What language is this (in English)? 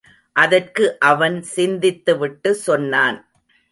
Tamil